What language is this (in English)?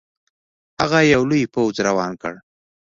Pashto